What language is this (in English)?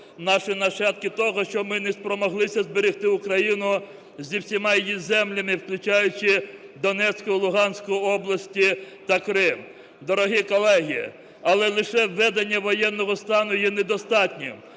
Ukrainian